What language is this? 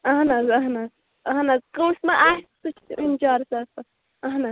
Kashmiri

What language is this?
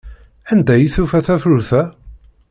Kabyle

